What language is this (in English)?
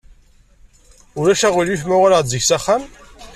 Kabyle